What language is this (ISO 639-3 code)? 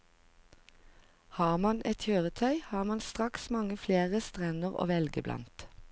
nor